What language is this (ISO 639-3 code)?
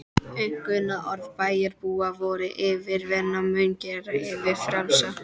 isl